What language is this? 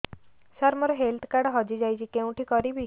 Odia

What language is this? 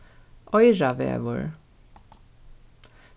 Faroese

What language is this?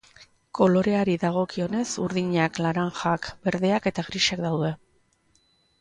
Basque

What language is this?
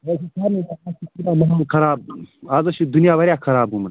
Kashmiri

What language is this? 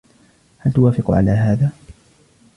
Arabic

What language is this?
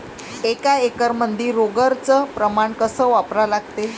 Marathi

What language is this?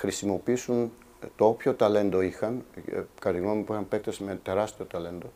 Greek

